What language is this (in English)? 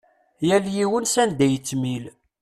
Kabyle